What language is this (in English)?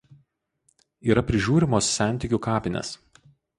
Lithuanian